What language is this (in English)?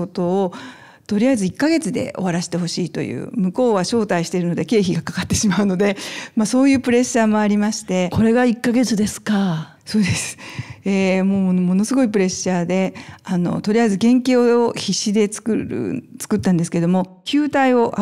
Japanese